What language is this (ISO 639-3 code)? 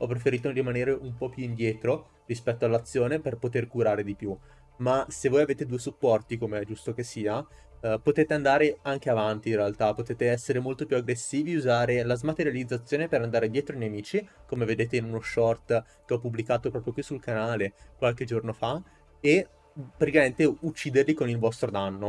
ita